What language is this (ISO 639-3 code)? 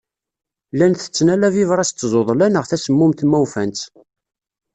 kab